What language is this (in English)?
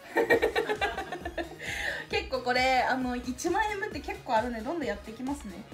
Japanese